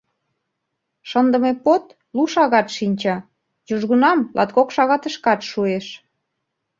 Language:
Mari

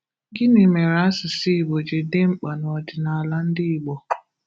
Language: Igbo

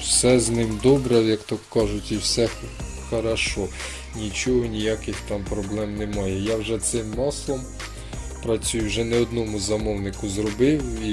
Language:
Ukrainian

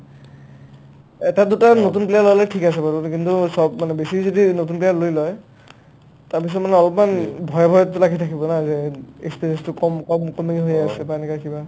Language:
Assamese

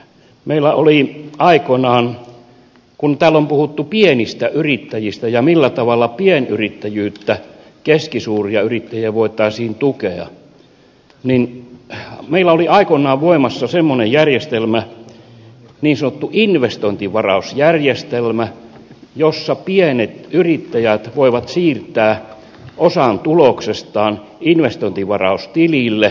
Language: Finnish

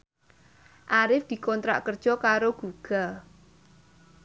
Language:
Javanese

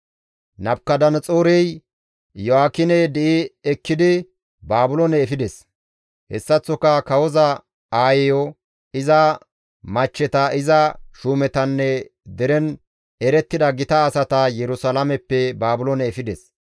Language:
Gamo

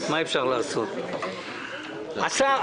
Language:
Hebrew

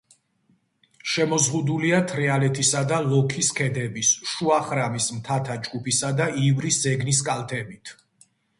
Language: Georgian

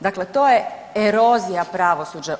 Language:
Croatian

